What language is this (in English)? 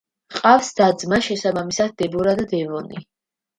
Georgian